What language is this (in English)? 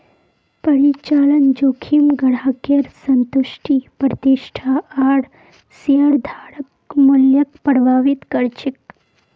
Magahi